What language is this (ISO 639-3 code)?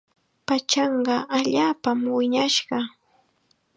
qxa